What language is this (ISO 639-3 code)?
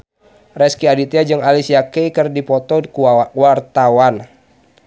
sun